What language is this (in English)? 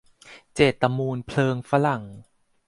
Thai